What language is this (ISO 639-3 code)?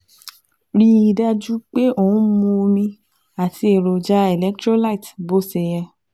yor